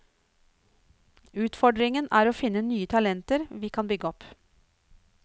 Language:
Norwegian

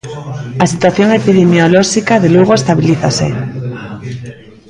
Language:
Galician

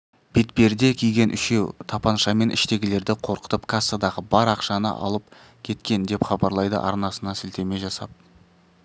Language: Kazakh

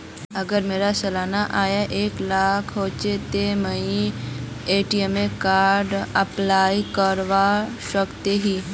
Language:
Magahi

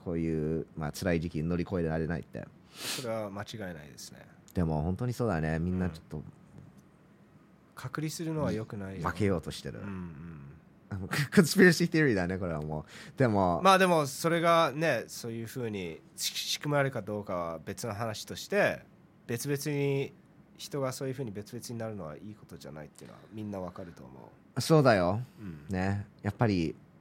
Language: Japanese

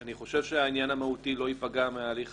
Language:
Hebrew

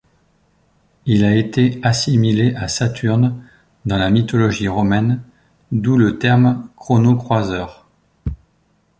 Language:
French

